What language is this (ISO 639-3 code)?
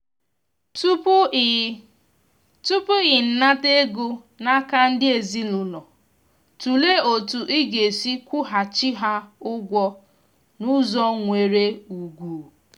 ibo